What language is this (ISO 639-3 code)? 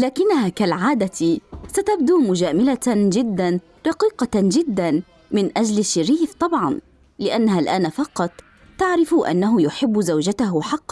ara